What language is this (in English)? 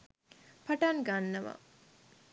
Sinhala